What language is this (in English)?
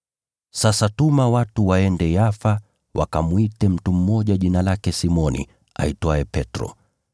Swahili